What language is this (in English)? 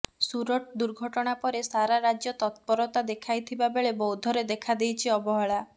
Odia